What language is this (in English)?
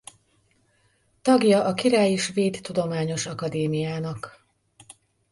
Hungarian